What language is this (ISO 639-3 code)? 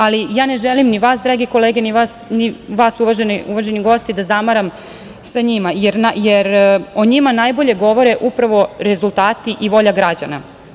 srp